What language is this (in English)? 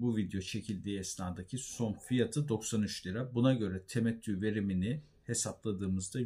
Turkish